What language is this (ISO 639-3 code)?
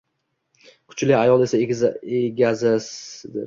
uzb